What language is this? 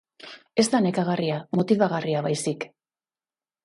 Basque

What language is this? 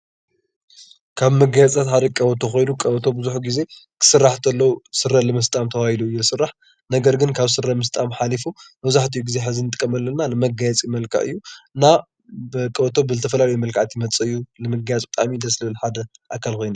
Tigrinya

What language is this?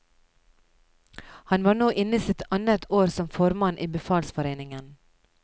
Norwegian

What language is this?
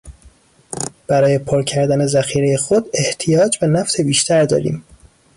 Persian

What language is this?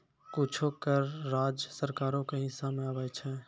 Maithili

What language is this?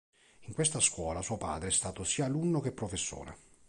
Italian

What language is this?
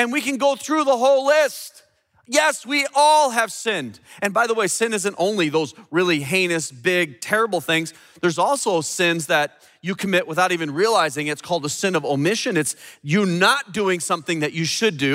English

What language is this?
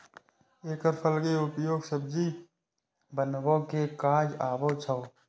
Maithili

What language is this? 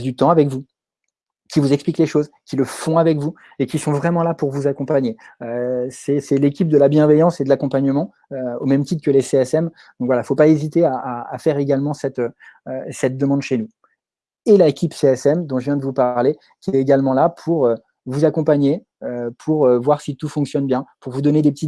French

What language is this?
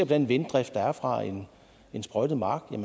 Danish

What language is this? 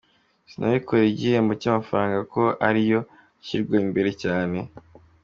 Kinyarwanda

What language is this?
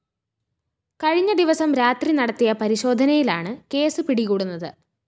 Malayalam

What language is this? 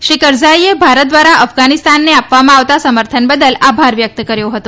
Gujarati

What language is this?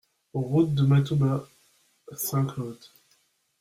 French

